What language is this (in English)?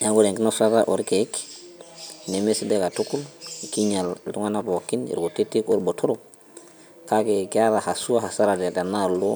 Masai